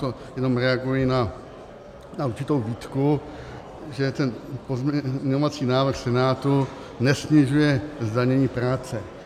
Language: Czech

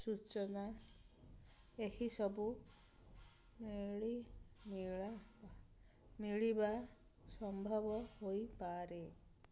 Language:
Odia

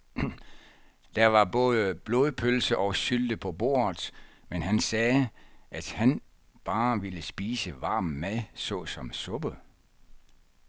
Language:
Danish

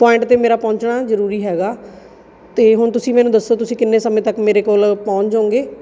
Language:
Punjabi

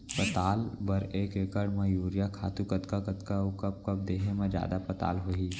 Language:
Chhattisgarhi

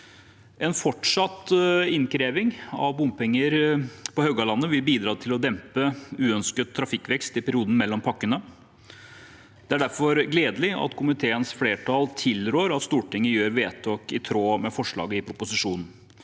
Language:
Norwegian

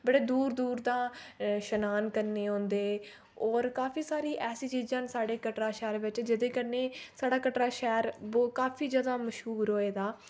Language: Dogri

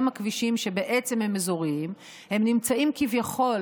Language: Hebrew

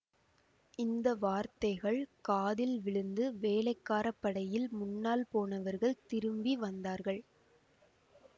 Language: Tamil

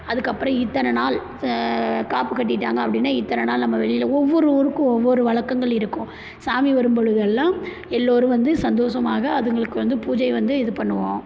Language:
Tamil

